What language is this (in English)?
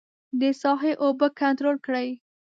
Pashto